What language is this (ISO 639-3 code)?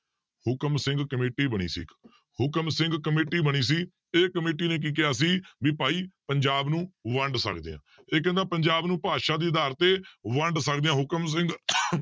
pan